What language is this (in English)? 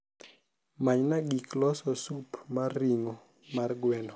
Luo (Kenya and Tanzania)